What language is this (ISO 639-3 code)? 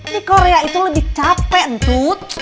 ind